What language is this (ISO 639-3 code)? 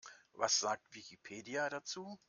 deu